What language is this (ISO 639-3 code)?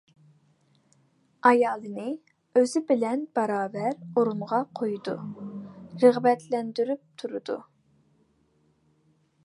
uig